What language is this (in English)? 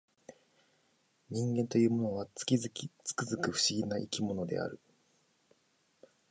Japanese